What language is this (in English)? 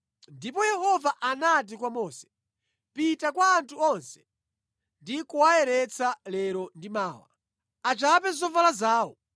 Nyanja